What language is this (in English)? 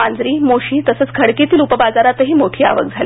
Marathi